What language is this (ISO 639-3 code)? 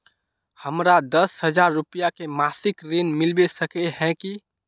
mag